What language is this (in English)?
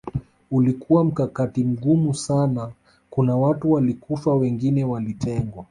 Swahili